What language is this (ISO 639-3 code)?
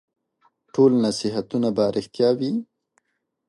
pus